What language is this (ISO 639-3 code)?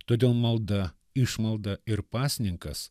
lit